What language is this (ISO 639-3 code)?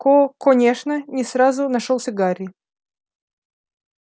rus